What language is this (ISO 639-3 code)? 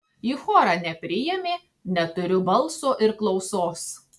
lit